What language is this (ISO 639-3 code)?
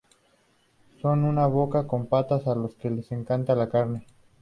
spa